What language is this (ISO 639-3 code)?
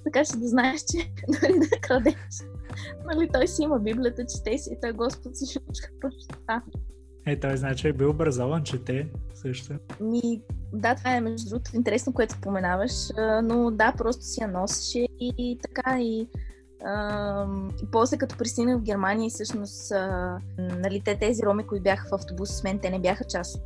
bul